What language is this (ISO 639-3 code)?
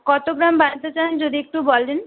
ben